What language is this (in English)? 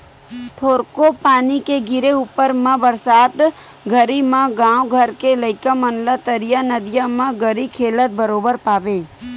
Chhattisgarhi